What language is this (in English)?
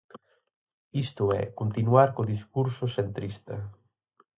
Galician